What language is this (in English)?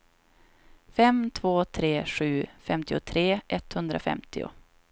Swedish